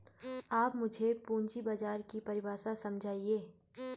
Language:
Hindi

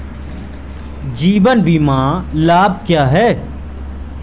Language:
Hindi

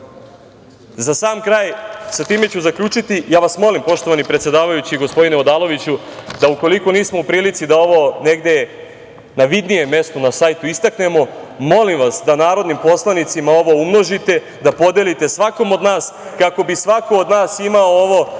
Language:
Serbian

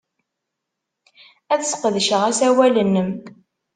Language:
Kabyle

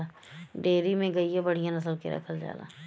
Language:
Bhojpuri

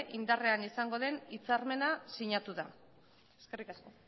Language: Basque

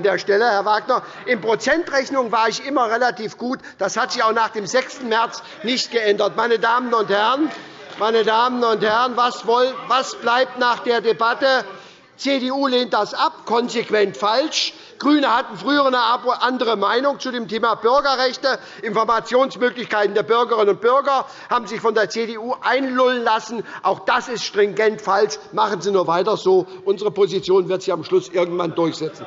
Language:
German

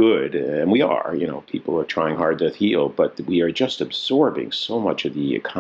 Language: English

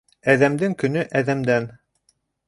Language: Bashkir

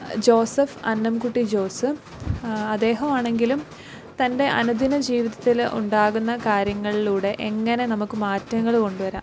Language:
Malayalam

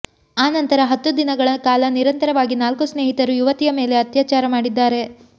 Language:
Kannada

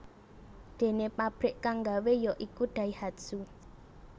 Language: Javanese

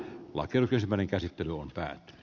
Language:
Finnish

